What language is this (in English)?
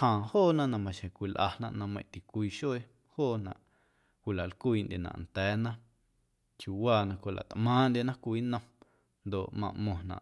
Guerrero Amuzgo